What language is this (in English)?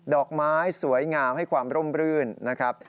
Thai